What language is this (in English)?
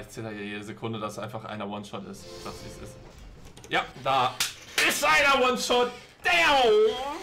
German